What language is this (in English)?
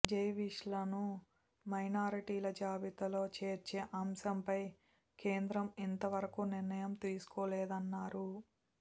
Telugu